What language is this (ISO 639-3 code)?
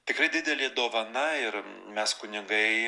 lit